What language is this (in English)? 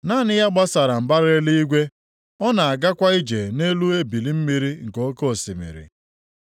Igbo